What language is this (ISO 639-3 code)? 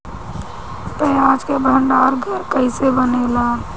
bho